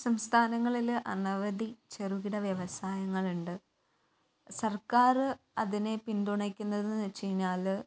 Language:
Malayalam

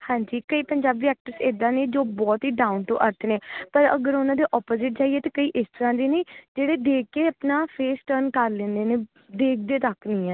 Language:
Punjabi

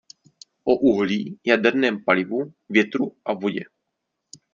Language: Czech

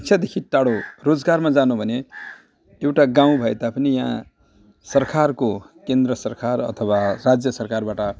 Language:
Nepali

